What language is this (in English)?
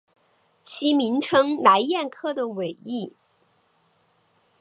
Chinese